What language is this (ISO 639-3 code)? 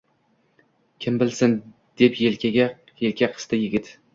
uzb